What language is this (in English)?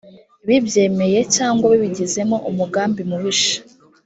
Kinyarwanda